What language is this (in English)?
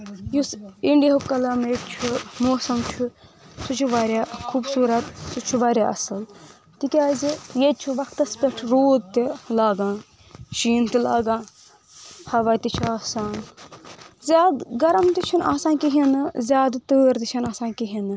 Kashmiri